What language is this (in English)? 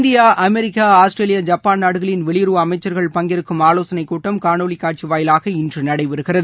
Tamil